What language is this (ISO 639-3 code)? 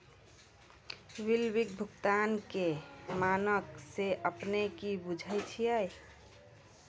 mai